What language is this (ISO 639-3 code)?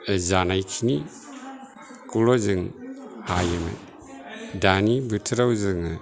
brx